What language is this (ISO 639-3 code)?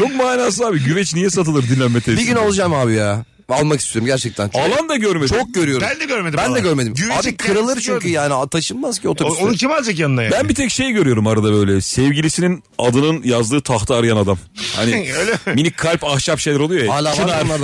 tur